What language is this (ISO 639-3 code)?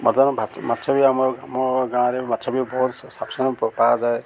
ori